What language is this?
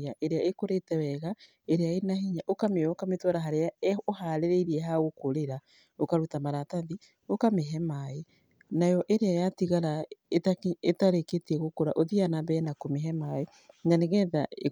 Kikuyu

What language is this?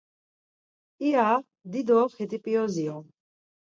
Laz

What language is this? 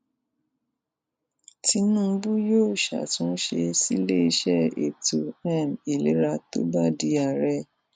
Yoruba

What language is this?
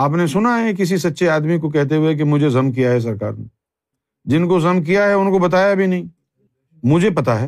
Urdu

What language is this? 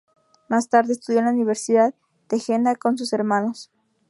Spanish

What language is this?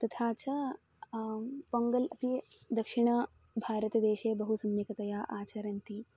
Sanskrit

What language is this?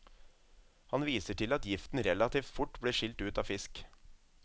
Norwegian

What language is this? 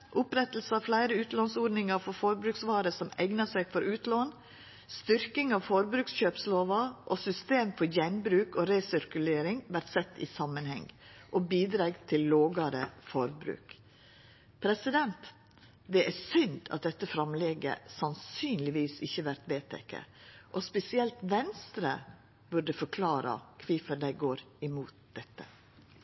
Norwegian Nynorsk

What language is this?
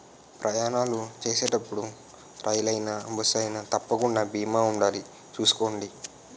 Telugu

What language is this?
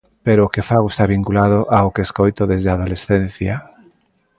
Galician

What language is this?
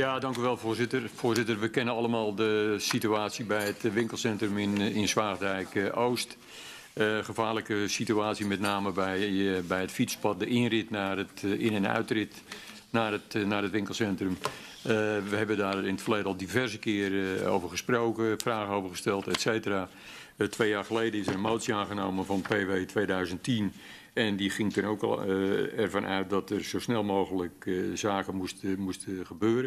Dutch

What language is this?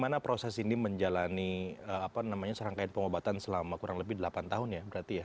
Indonesian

